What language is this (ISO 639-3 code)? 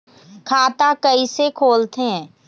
hne